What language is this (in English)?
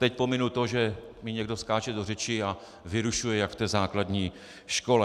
Czech